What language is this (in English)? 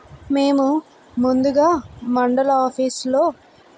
Telugu